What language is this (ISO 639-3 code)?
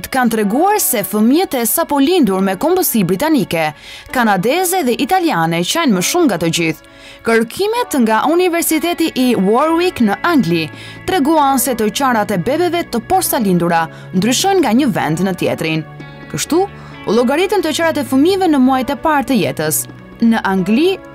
ukr